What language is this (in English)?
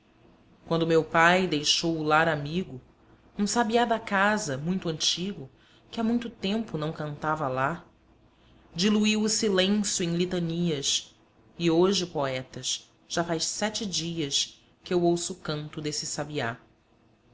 Portuguese